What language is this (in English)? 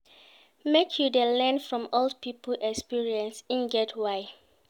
Nigerian Pidgin